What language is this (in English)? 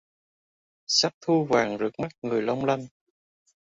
Vietnamese